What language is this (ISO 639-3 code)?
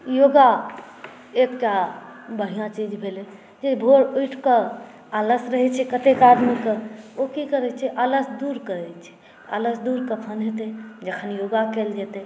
mai